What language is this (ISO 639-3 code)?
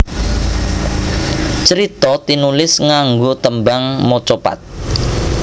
jav